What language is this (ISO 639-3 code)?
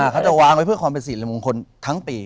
tha